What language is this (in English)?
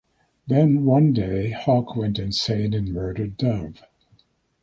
English